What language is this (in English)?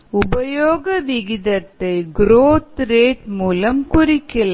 Tamil